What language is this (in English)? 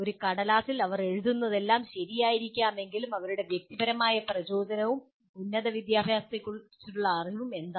Malayalam